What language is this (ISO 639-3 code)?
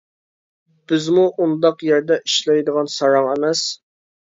uig